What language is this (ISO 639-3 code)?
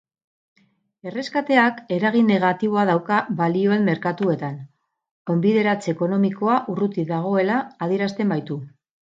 eus